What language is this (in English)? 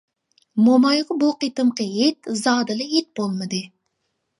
Uyghur